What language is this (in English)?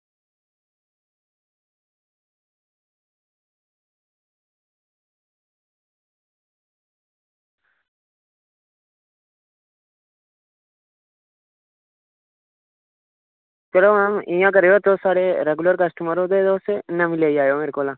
Dogri